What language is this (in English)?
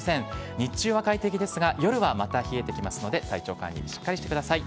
Japanese